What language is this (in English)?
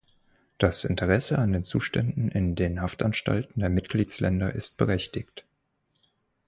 German